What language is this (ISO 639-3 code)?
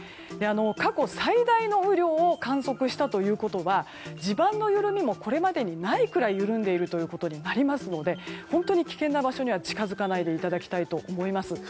jpn